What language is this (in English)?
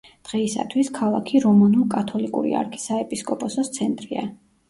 Georgian